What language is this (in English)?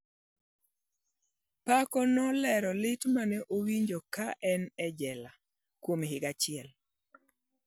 Luo (Kenya and Tanzania)